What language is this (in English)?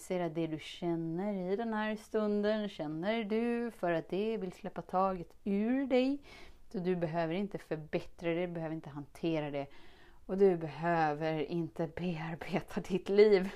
Swedish